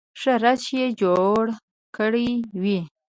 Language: Pashto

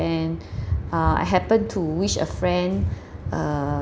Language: English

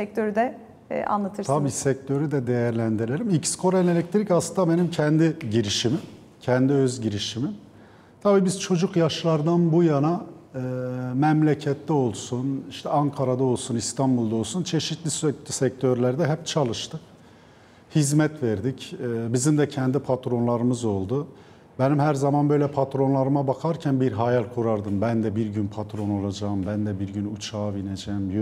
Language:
Turkish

